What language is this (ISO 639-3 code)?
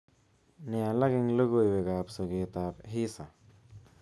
kln